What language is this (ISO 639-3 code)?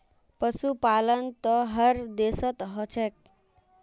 mag